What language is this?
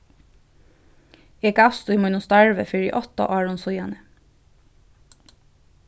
Faroese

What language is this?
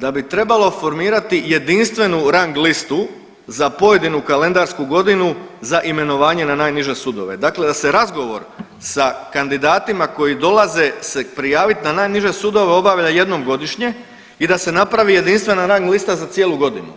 Croatian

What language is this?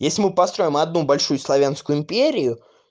Russian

